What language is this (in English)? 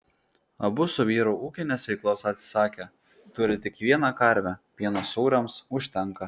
Lithuanian